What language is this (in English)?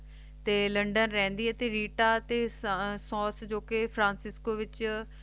Punjabi